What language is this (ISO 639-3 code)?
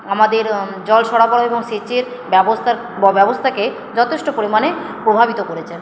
ben